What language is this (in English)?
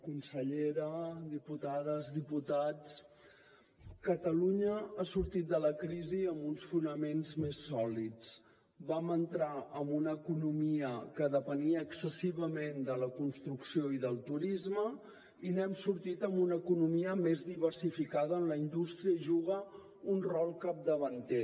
Catalan